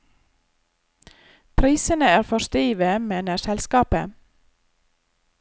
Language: Norwegian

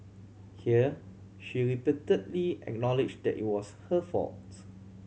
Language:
English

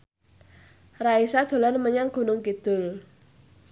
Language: Javanese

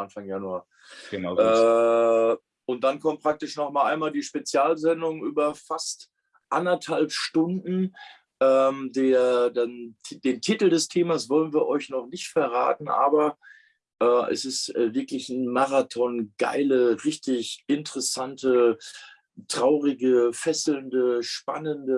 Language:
German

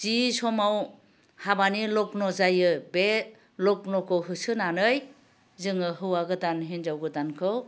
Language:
Bodo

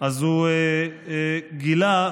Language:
Hebrew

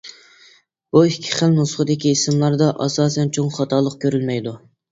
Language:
Uyghur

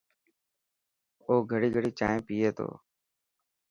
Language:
Dhatki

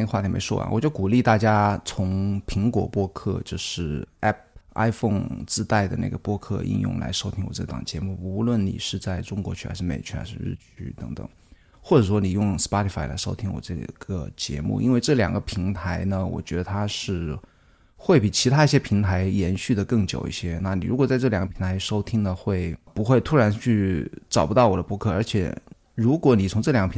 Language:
Chinese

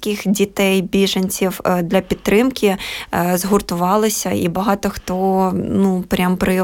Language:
Ukrainian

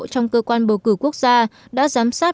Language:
Vietnamese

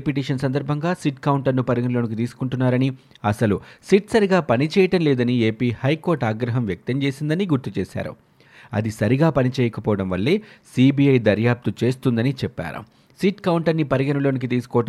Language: Telugu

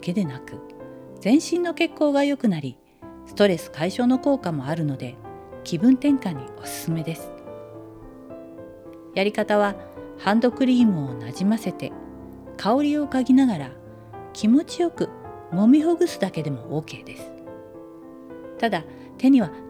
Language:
Japanese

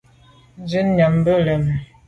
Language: Medumba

